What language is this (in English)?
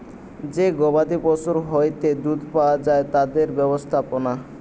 Bangla